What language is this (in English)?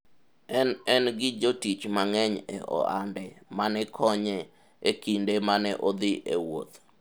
Luo (Kenya and Tanzania)